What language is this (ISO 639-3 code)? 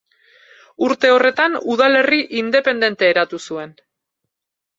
eus